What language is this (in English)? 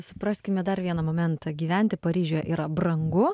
Lithuanian